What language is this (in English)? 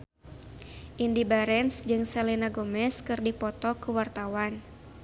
Sundanese